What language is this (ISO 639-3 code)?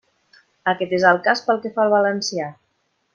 cat